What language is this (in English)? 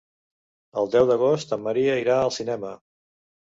Catalan